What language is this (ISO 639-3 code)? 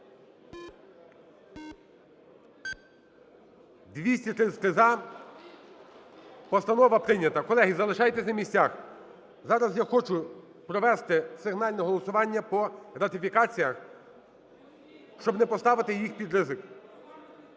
ukr